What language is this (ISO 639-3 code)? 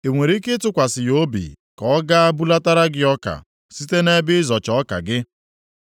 ibo